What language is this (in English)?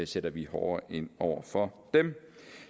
Danish